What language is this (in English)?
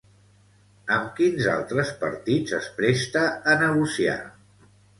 Catalan